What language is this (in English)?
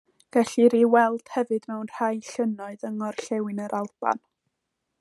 Welsh